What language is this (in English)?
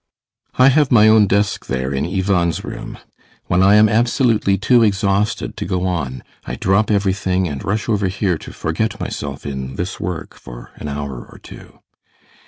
English